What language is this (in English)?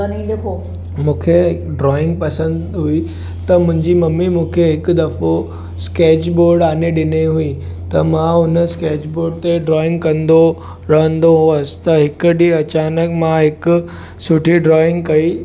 Sindhi